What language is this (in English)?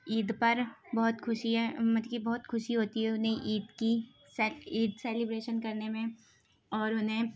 Urdu